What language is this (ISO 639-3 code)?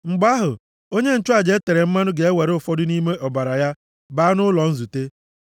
ibo